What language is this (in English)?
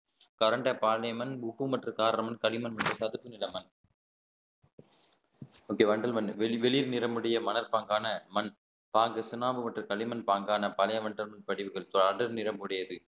Tamil